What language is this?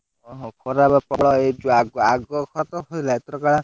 Odia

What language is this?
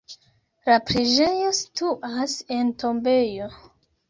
Esperanto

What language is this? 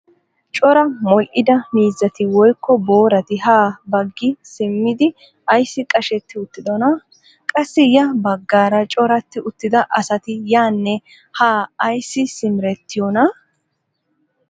Wolaytta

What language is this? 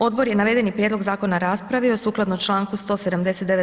Croatian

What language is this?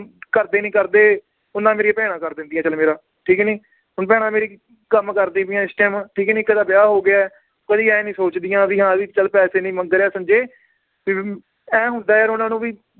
Punjabi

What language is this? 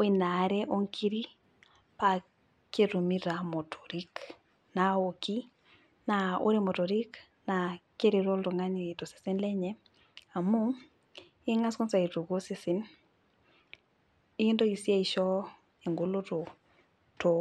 Masai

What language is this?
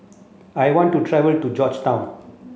English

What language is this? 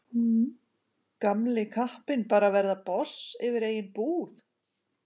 Icelandic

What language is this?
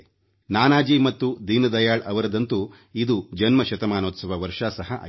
Kannada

